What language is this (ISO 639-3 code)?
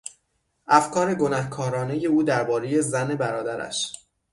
fas